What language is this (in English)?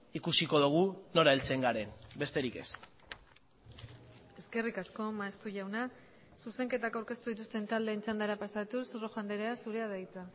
Basque